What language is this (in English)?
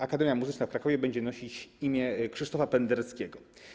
Polish